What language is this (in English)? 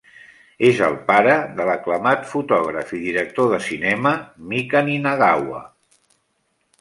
Catalan